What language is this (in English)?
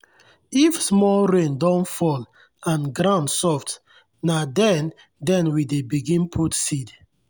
Nigerian Pidgin